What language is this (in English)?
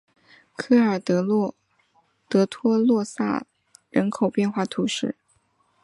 Chinese